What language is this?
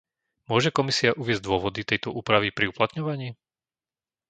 Slovak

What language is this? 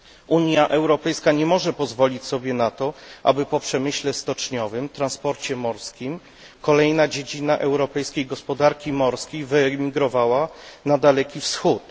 Polish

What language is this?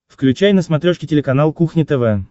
Russian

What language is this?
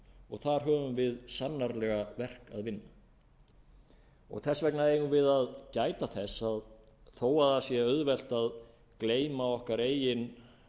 Icelandic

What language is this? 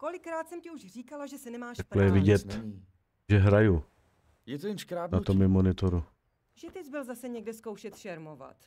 Czech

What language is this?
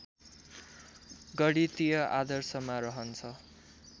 Nepali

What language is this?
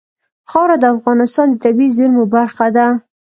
Pashto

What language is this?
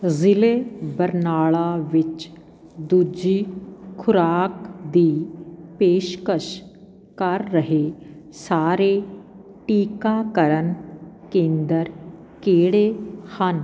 Punjabi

